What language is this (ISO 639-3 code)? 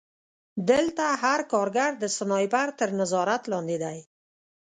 pus